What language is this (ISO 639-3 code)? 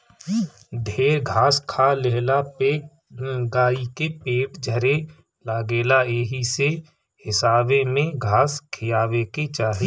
bho